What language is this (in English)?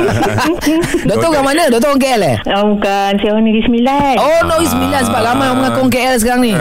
Malay